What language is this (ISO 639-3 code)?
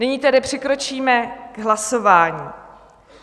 ces